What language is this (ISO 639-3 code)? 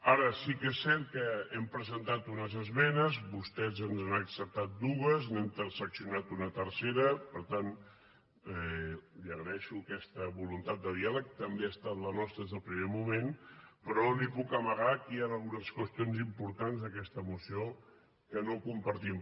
cat